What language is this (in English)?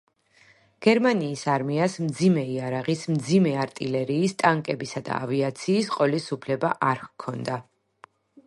Georgian